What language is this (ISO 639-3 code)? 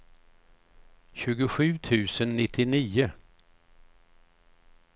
swe